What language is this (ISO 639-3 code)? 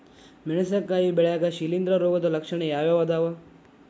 kan